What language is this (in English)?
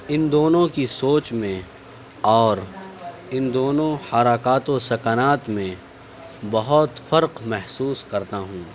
Urdu